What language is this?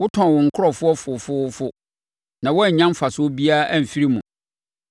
Akan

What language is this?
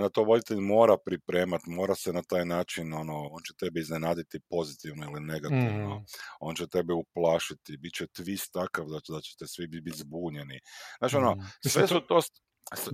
Croatian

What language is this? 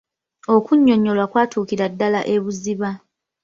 Ganda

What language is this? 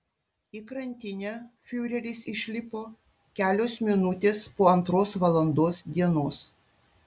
Lithuanian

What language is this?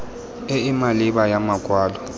Tswana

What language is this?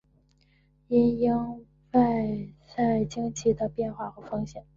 Chinese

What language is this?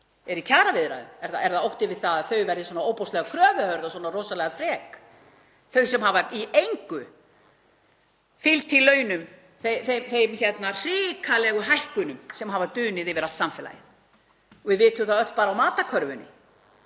Icelandic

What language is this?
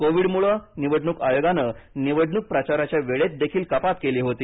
Marathi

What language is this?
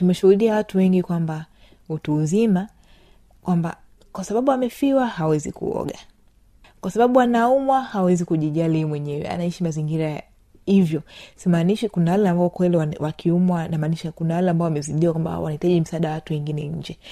Swahili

